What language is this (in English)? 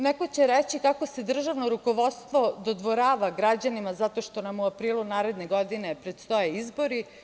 Serbian